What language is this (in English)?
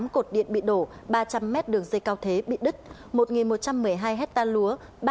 Vietnamese